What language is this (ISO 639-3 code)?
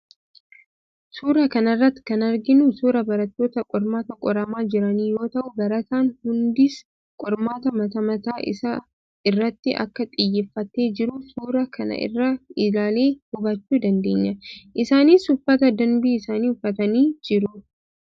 orm